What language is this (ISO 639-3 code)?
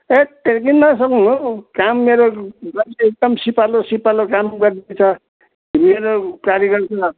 nep